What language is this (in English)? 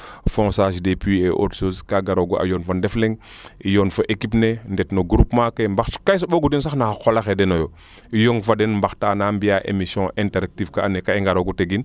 Serer